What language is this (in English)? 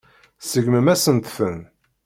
Kabyle